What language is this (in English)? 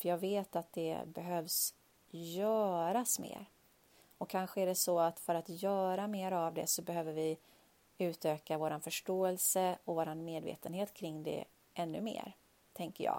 Swedish